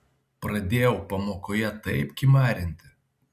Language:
Lithuanian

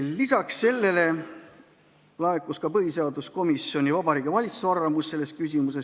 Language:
Estonian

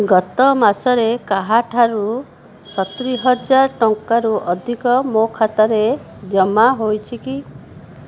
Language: Odia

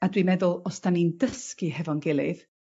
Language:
Welsh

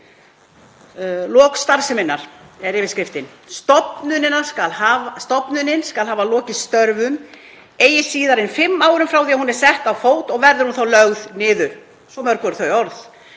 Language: Icelandic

